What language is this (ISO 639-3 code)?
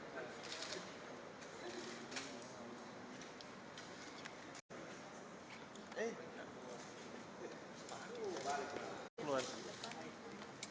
ind